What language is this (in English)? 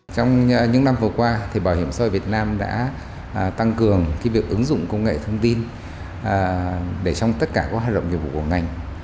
Vietnamese